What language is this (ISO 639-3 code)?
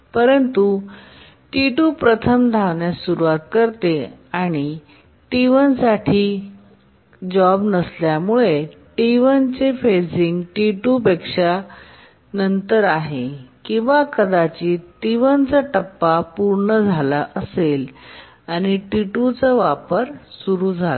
mar